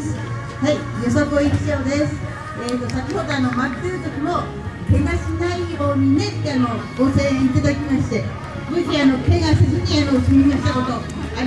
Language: Japanese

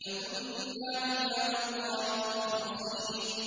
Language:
Arabic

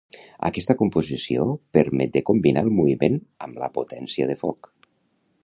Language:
Catalan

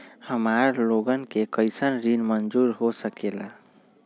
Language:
Magahi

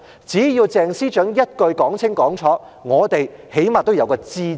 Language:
Cantonese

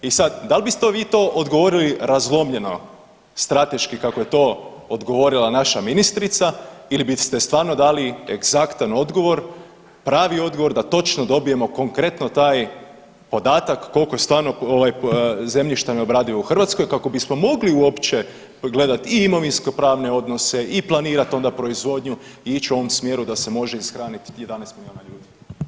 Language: Croatian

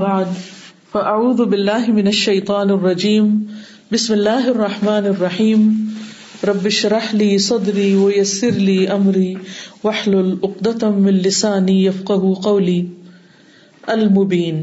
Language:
Urdu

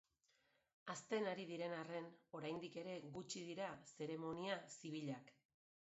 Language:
Basque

